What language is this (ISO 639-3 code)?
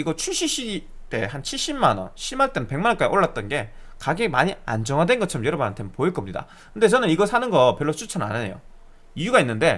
kor